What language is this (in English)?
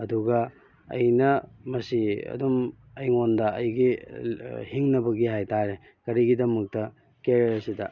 Manipuri